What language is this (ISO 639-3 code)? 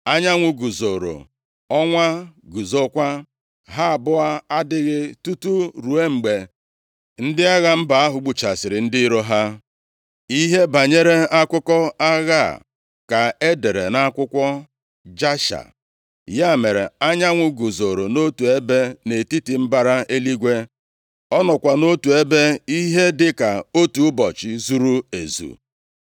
ibo